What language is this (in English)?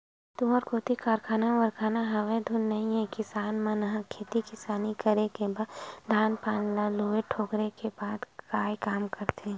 Chhattisgarhi